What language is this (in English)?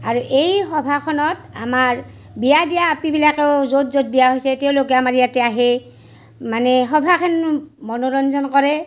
Assamese